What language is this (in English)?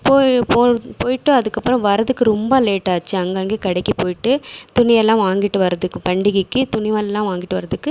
Tamil